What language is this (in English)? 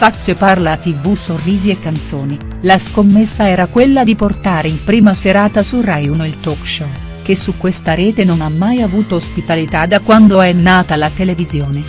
Italian